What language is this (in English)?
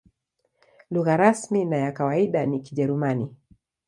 Swahili